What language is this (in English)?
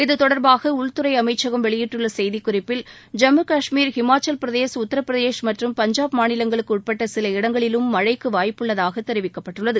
Tamil